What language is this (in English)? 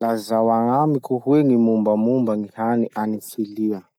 Masikoro Malagasy